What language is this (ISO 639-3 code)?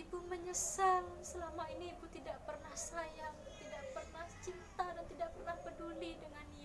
ind